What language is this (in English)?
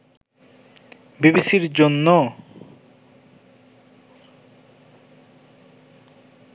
Bangla